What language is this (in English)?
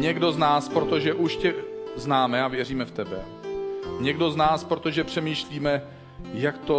Czech